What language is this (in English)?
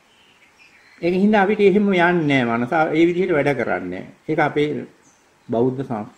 Thai